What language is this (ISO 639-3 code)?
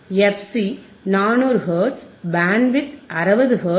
tam